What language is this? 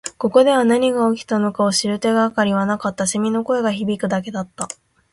Japanese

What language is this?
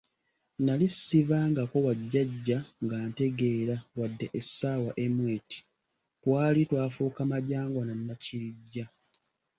Ganda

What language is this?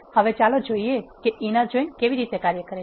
Gujarati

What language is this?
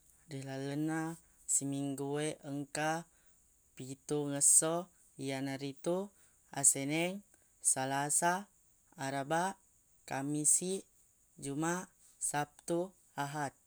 Buginese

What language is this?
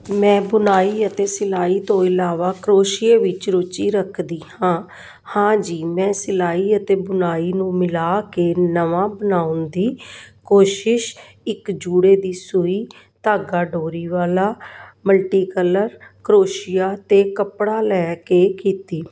Punjabi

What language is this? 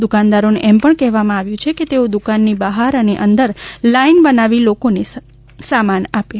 Gujarati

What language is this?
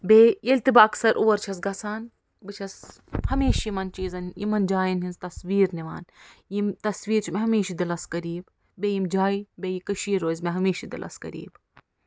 Kashmiri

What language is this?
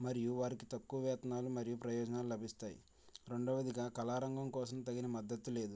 Telugu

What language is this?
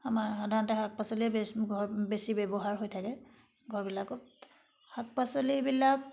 Assamese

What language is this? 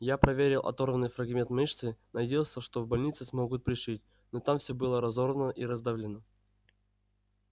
Russian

